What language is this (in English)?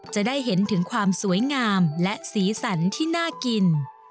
Thai